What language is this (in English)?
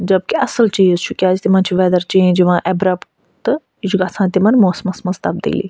Kashmiri